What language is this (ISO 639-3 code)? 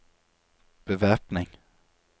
nor